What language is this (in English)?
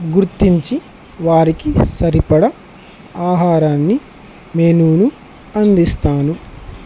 Telugu